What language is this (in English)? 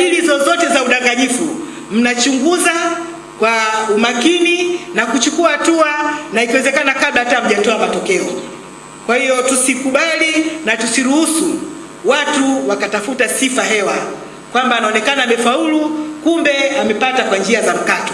Swahili